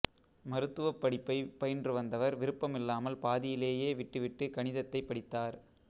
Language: Tamil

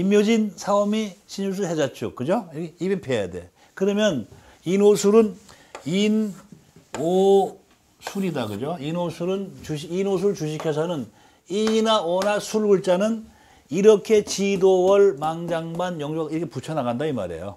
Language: Korean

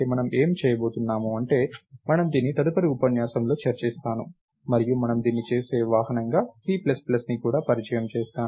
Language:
Telugu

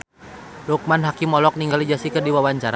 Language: Sundanese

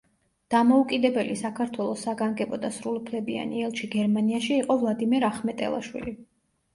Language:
Georgian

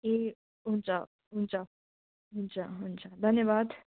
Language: Nepali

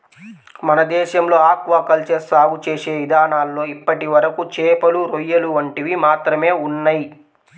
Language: Telugu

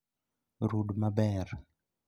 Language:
Luo (Kenya and Tanzania)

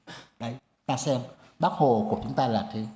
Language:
Vietnamese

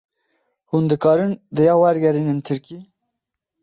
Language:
Kurdish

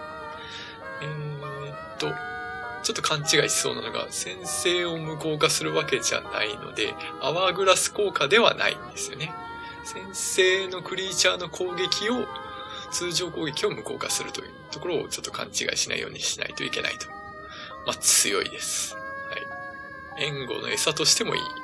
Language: Japanese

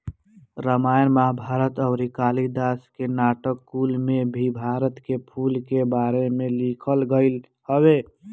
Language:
Bhojpuri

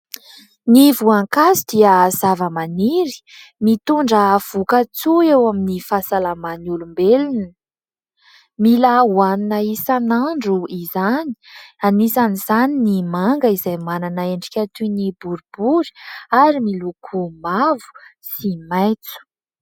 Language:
Malagasy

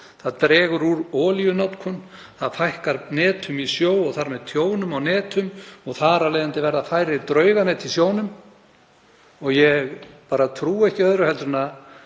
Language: Icelandic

